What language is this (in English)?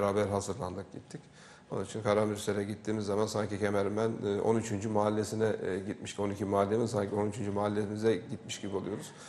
Turkish